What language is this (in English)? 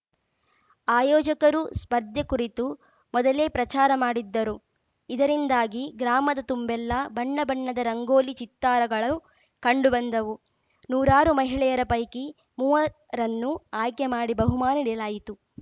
Kannada